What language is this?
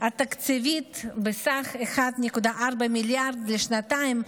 Hebrew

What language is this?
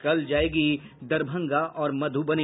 Hindi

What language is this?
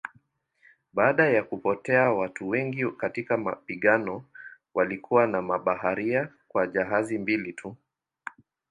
Swahili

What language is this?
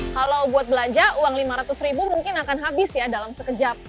Indonesian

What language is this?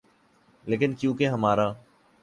Urdu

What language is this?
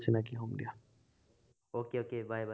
Assamese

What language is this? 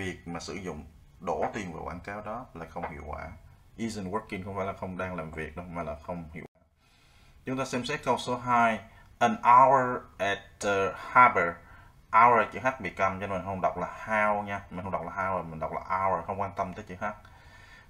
Vietnamese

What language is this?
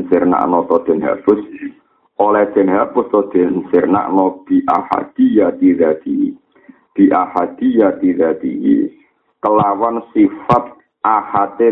Malay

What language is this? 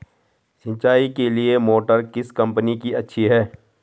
Hindi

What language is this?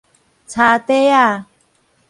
Min Nan Chinese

